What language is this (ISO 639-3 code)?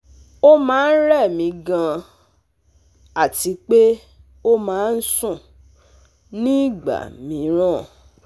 yor